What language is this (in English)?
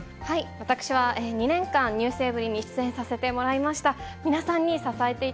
Japanese